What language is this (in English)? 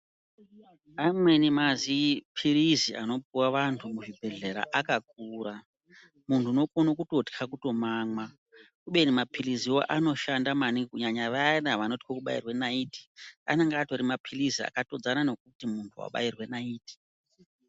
Ndau